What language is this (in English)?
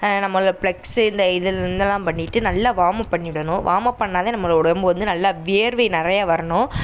Tamil